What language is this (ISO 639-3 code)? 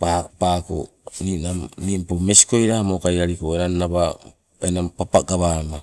nco